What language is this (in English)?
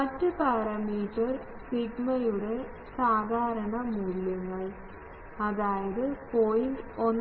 Malayalam